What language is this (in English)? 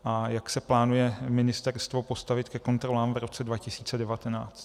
Czech